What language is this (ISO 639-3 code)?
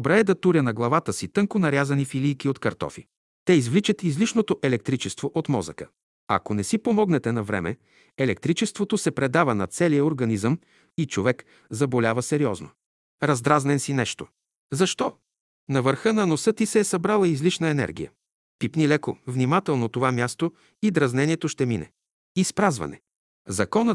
bul